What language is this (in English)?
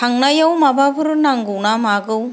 Bodo